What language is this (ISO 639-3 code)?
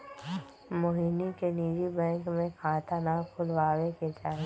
mag